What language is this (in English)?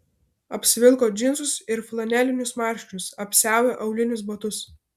Lithuanian